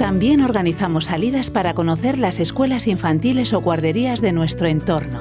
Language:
Spanish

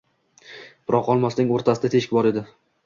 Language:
Uzbek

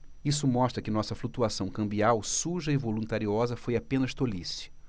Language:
Portuguese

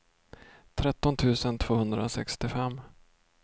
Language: Swedish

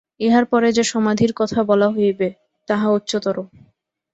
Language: Bangla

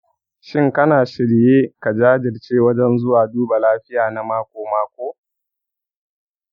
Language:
Hausa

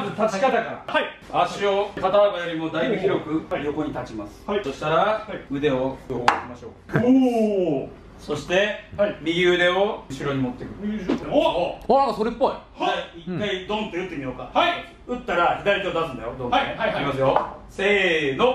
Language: Japanese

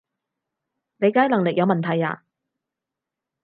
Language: Cantonese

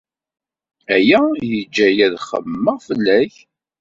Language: Kabyle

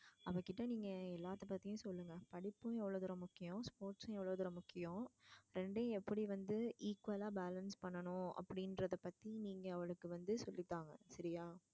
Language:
Tamil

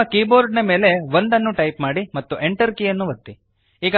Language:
Kannada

